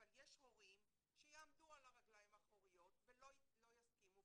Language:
Hebrew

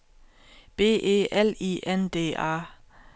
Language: Danish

